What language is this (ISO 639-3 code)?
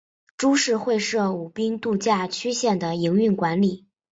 zho